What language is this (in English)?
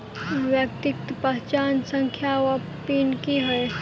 Maithili